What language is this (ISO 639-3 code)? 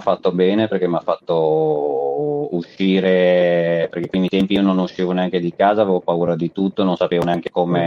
ita